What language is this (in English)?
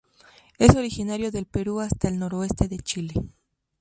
Spanish